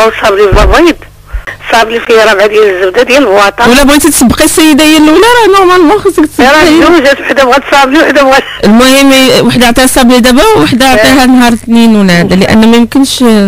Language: Arabic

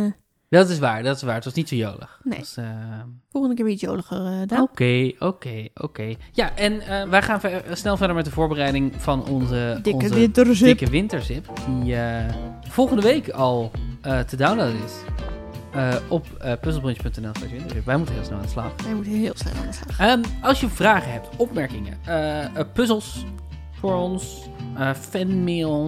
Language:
Dutch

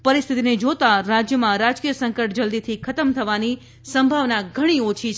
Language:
Gujarati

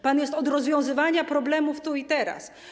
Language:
Polish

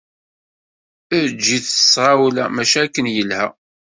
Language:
Kabyle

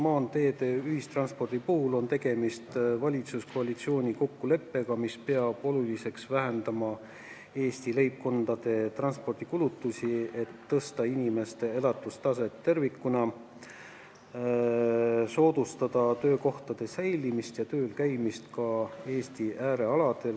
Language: Estonian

